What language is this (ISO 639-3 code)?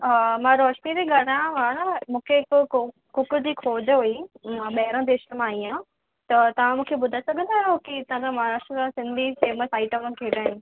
snd